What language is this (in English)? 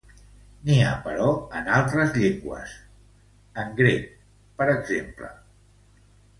Catalan